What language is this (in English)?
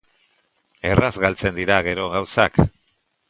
Basque